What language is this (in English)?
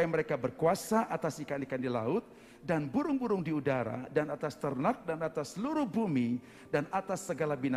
Indonesian